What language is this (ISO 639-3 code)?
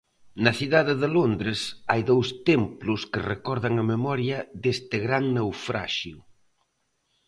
glg